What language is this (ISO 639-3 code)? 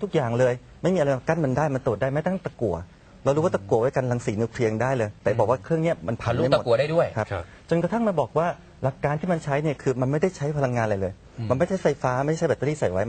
tha